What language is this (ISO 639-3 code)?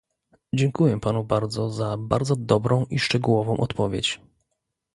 pol